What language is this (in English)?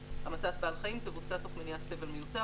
Hebrew